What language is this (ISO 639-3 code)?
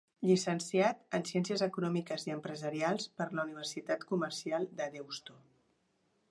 cat